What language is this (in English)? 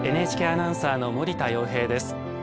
Japanese